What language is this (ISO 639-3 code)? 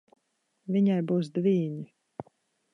lav